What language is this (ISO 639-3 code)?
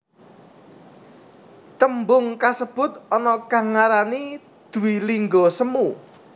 jav